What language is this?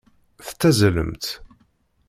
Kabyle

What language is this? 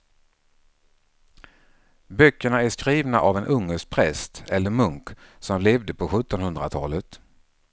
Swedish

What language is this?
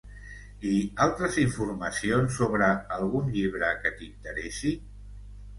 Catalan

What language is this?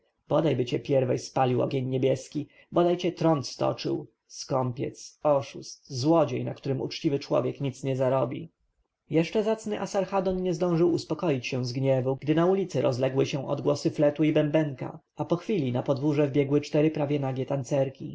Polish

